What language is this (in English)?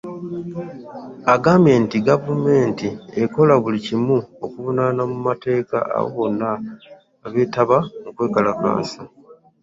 Ganda